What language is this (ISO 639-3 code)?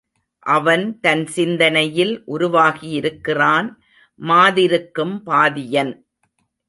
tam